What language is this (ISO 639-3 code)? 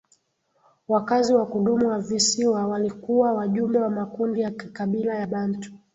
swa